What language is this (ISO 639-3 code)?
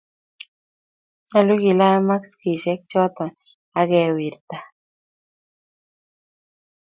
kln